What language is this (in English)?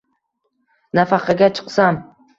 Uzbek